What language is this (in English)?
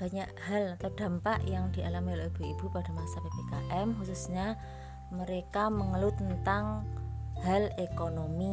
Indonesian